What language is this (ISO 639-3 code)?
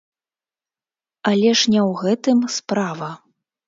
bel